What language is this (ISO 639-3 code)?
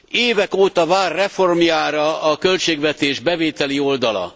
hun